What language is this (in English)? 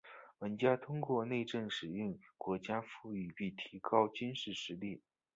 Chinese